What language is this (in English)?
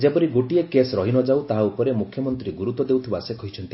Odia